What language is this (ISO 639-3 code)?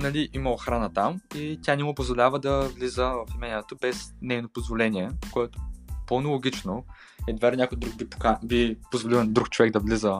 bul